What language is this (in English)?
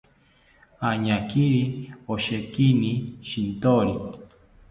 South Ucayali Ashéninka